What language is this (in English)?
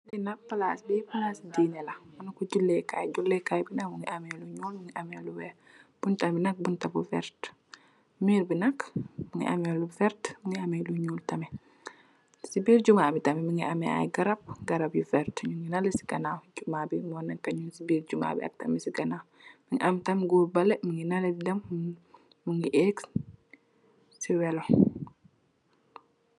Wolof